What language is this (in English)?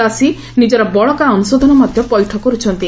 Odia